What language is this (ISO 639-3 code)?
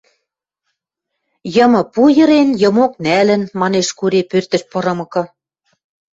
mrj